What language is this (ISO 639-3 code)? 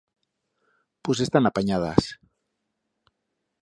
arg